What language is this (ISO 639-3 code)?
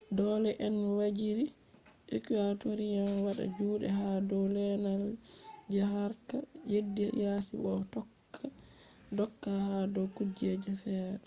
ful